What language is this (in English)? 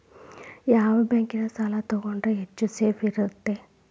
Kannada